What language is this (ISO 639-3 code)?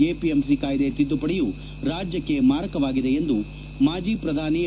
kan